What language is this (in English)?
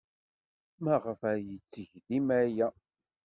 Kabyle